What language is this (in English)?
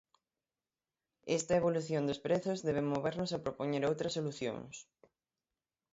Galician